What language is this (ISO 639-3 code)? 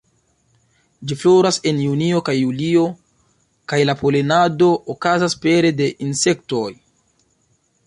epo